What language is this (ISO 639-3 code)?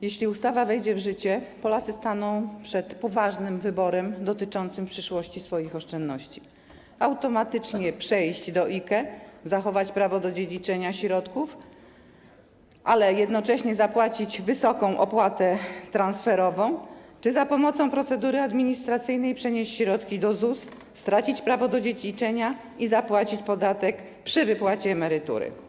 pol